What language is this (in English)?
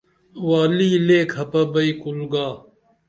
Dameli